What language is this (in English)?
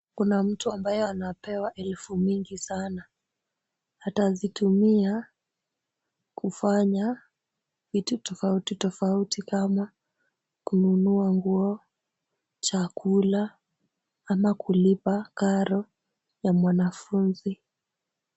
Swahili